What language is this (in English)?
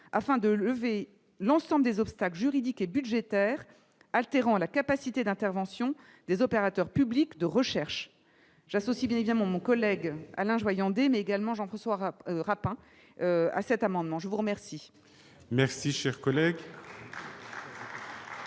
French